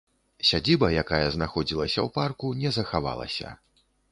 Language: Belarusian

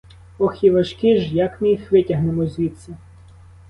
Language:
Ukrainian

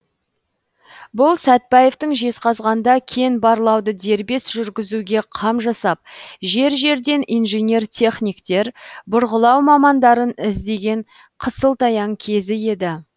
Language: Kazakh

